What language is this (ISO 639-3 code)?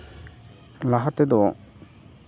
sat